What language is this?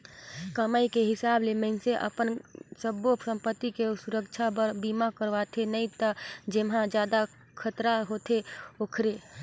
Chhattisgarhi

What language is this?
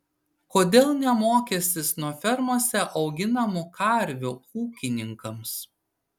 Lithuanian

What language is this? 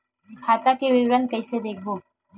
Chhattisgarhi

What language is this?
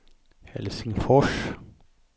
Swedish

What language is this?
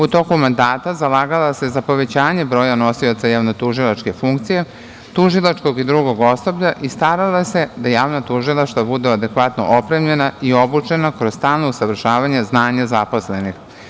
Serbian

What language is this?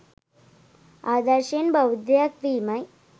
Sinhala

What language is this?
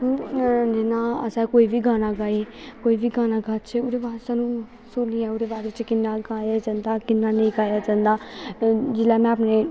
Dogri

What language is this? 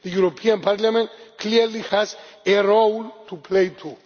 English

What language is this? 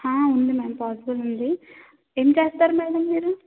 Telugu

